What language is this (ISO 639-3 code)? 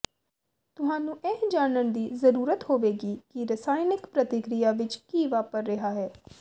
pan